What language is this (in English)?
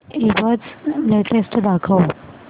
Marathi